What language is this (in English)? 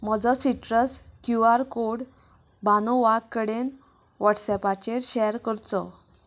Konkani